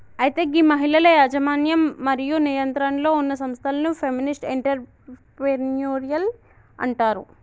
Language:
Telugu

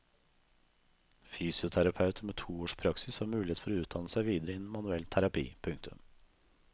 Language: Norwegian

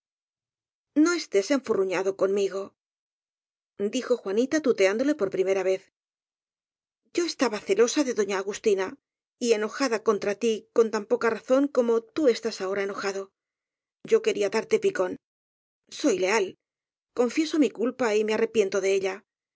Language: Spanish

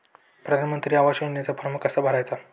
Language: Marathi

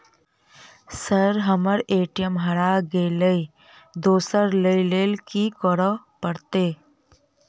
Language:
Maithili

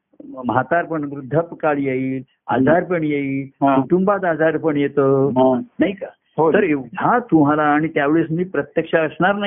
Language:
Marathi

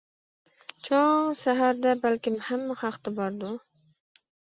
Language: Uyghur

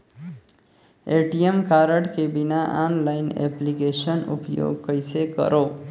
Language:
Chhattisgarhi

